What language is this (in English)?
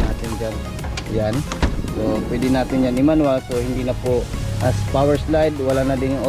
Filipino